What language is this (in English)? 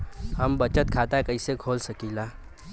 Bhojpuri